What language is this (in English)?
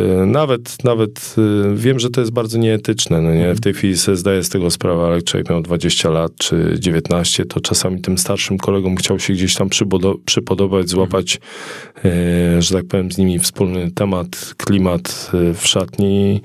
Polish